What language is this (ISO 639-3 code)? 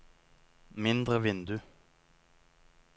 nor